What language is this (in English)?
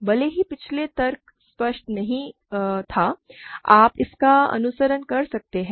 Hindi